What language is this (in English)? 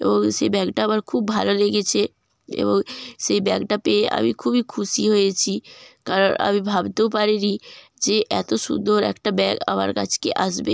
Bangla